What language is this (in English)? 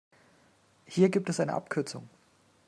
German